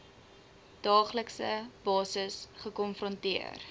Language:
Afrikaans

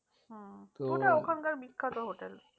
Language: Bangla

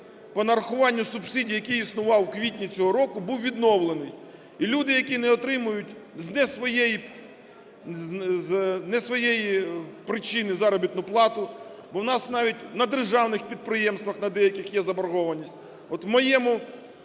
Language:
Ukrainian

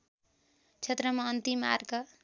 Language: Nepali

